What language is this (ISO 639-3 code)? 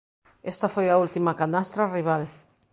glg